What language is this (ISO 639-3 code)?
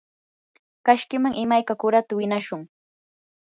qur